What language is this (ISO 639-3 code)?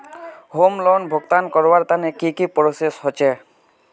mag